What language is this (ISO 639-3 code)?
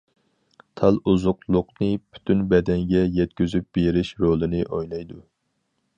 uig